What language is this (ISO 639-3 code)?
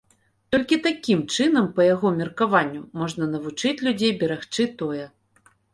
bel